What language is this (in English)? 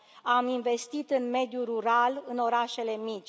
Romanian